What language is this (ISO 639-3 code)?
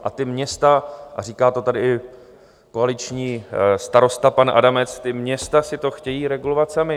ces